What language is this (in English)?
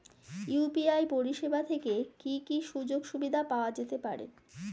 Bangla